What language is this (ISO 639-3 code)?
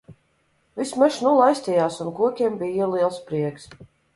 lav